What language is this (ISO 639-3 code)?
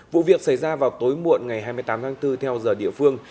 vie